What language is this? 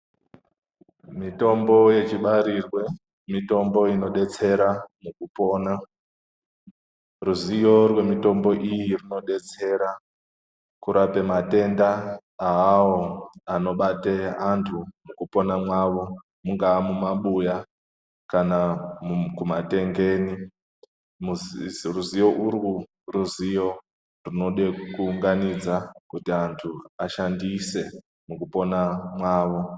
Ndau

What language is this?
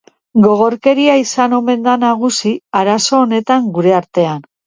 Basque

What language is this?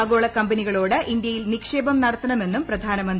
Malayalam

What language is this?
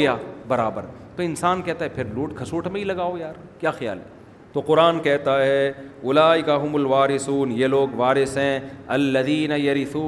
Urdu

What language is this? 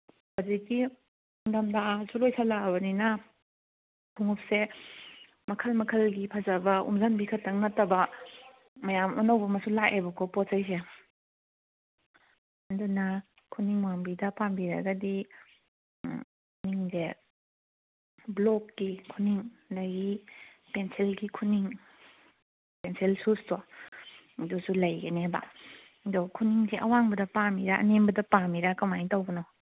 Manipuri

